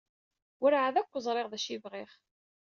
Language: Kabyle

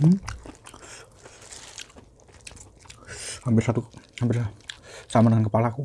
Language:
Indonesian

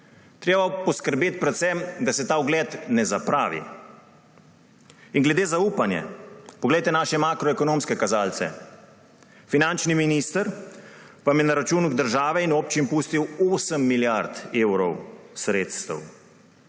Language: Slovenian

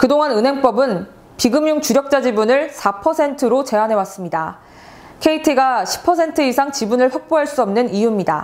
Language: Korean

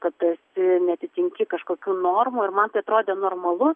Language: Lithuanian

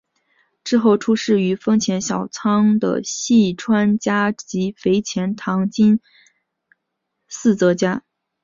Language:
Chinese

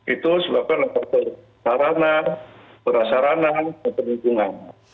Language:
Indonesian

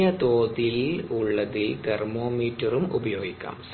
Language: Malayalam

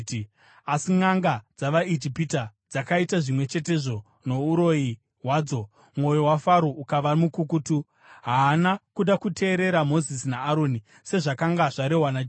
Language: Shona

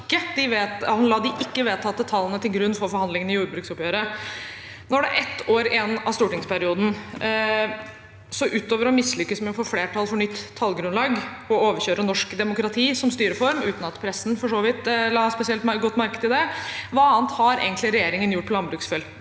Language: Norwegian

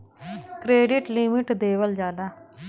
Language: Bhojpuri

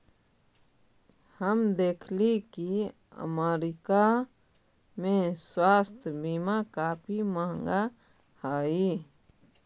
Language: Magahi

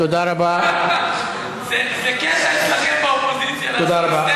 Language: Hebrew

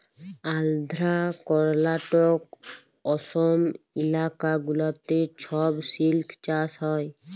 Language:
Bangla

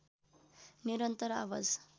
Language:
Nepali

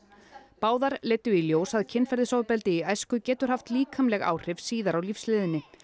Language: Icelandic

